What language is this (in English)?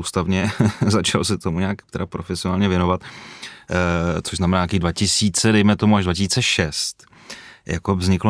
Czech